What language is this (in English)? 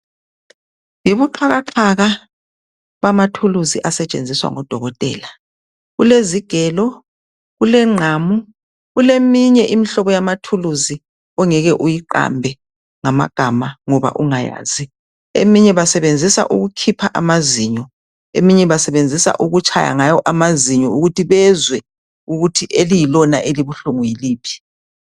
North Ndebele